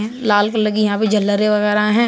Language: Hindi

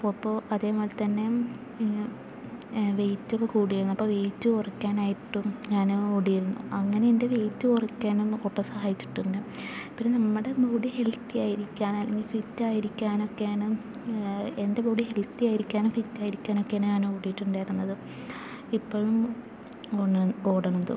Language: Malayalam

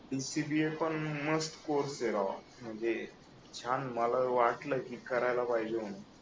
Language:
Marathi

